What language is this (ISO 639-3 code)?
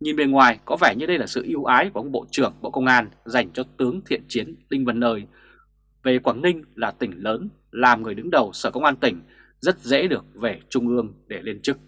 vie